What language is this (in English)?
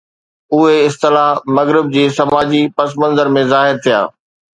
Sindhi